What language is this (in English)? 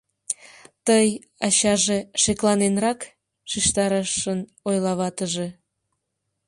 Mari